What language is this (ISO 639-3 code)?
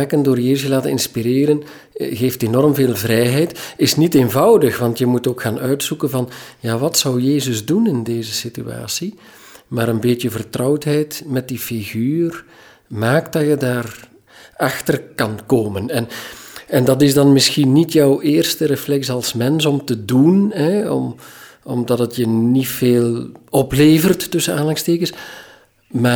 nld